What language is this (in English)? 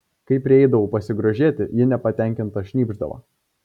Lithuanian